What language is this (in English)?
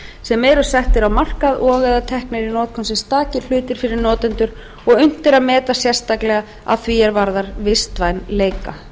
Icelandic